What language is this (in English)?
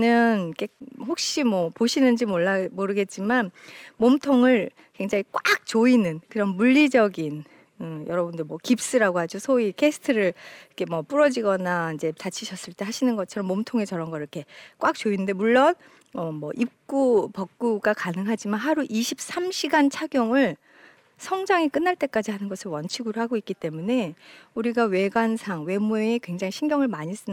Korean